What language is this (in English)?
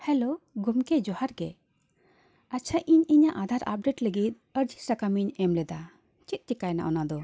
Santali